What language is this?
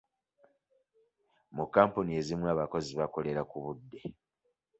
Ganda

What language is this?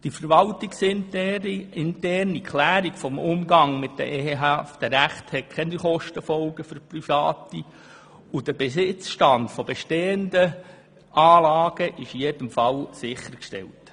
Swiss German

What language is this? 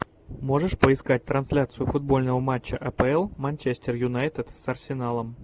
Russian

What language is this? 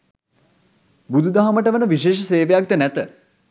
Sinhala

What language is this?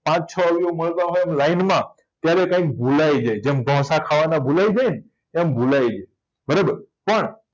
Gujarati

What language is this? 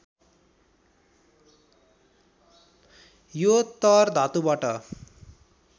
Nepali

